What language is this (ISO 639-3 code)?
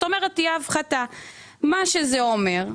heb